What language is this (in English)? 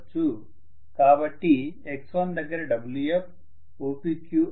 Telugu